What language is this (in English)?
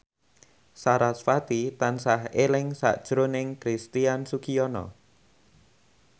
Javanese